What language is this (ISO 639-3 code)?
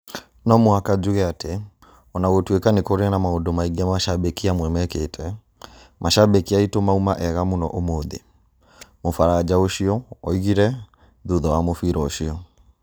kik